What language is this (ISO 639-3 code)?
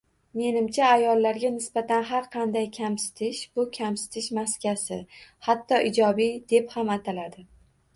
uzb